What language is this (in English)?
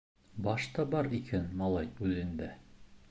Bashkir